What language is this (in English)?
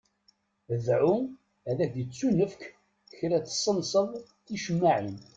Kabyle